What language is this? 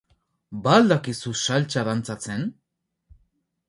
Basque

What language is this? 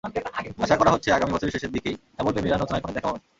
Bangla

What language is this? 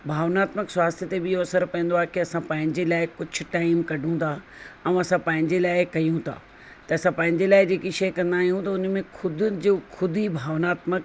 Sindhi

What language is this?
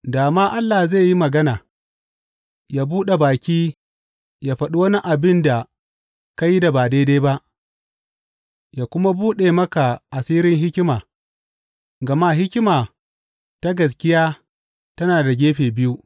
Hausa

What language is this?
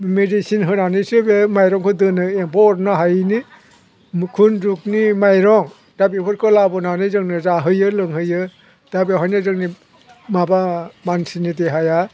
Bodo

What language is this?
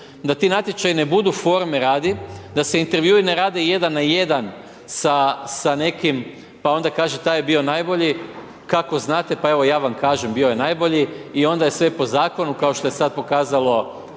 Croatian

